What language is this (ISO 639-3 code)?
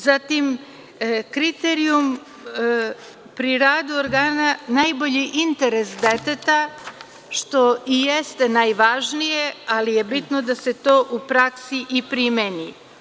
srp